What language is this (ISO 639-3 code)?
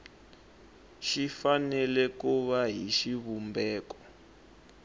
tso